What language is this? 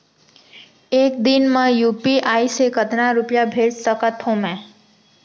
Chhattisgarhi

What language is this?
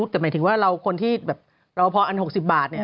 Thai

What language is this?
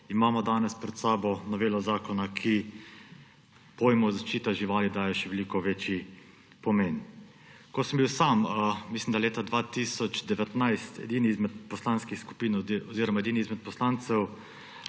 Slovenian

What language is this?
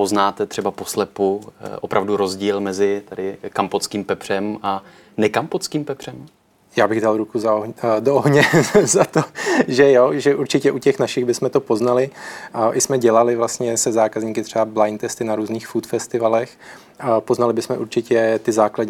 Czech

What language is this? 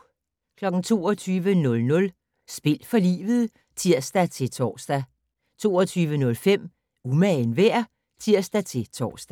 Danish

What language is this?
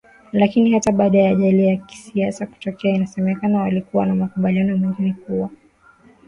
Swahili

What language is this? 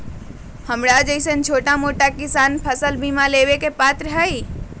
Magahi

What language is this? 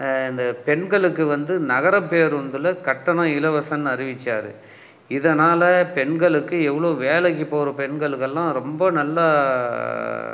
Tamil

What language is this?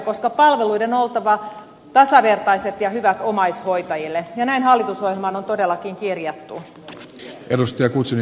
Finnish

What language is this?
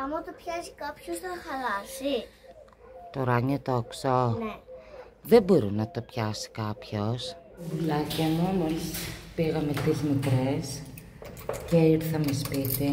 Greek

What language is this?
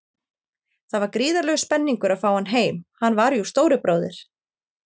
Icelandic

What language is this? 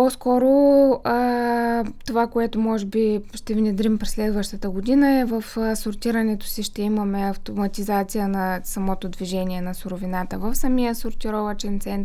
Bulgarian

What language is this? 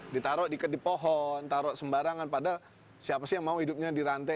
Indonesian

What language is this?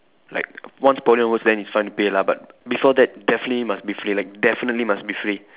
English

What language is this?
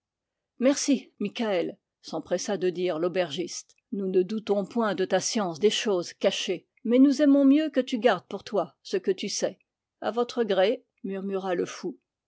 French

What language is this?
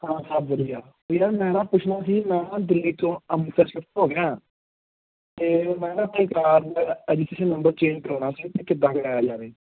Punjabi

